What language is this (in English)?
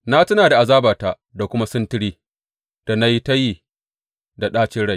Hausa